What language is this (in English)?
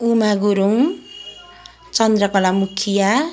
Nepali